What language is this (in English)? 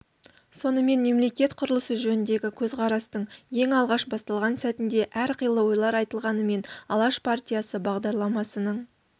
Kazakh